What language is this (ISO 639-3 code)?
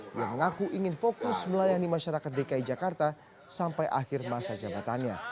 ind